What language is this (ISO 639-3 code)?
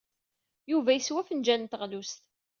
kab